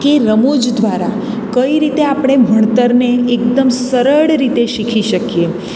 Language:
Gujarati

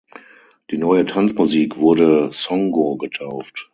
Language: German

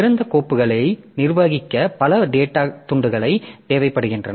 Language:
Tamil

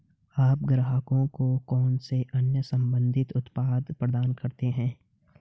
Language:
Hindi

